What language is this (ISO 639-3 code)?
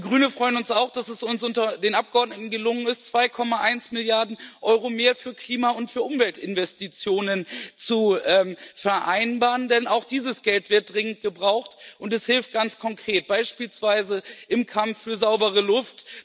deu